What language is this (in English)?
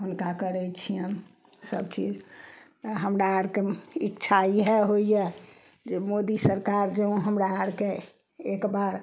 Maithili